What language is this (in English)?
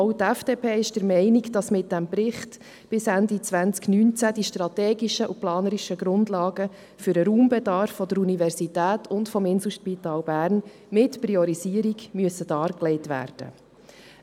Swiss German